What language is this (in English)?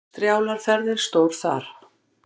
Icelandic